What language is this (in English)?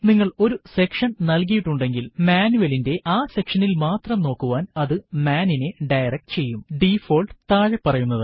Malayalam